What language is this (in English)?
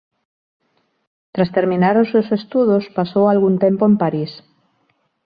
Galician